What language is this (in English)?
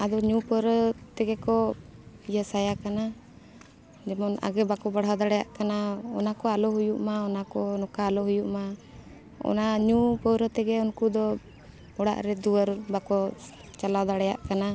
Santali